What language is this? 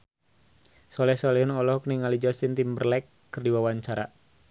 Sundanese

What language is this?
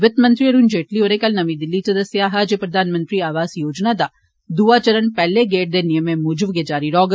Dogri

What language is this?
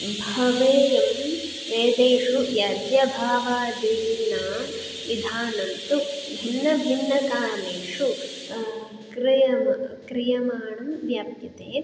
Sanskrit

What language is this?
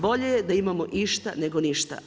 Croatian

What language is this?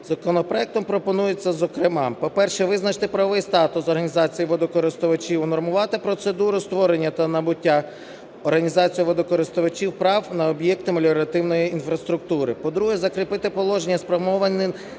Ukrainian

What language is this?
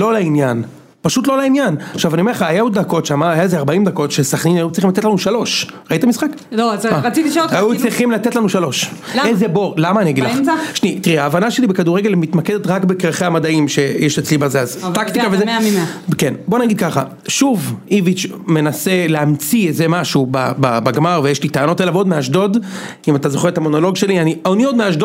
Hebrew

